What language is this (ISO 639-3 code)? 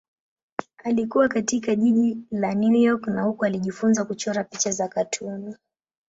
swa